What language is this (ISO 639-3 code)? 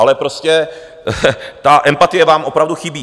ces